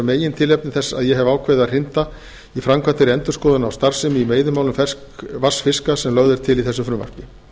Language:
Icelandic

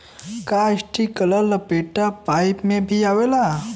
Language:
Bhojpuri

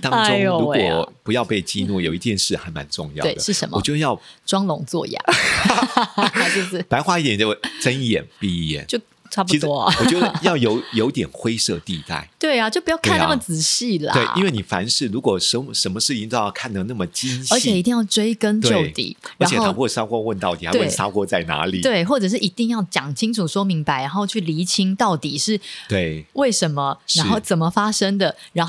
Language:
Chinese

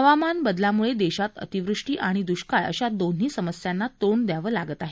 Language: Marathi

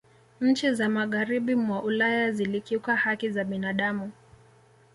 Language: Swahili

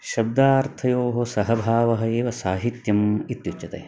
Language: Sanskrit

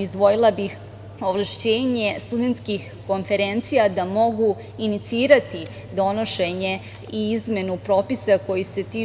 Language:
Serbian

